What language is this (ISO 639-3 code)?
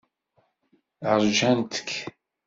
kab